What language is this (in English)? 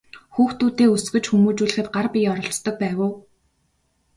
Mongolian